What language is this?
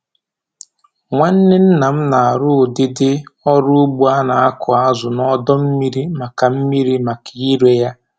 Igbo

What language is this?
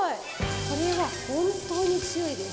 Japanese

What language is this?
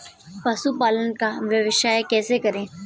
Hindi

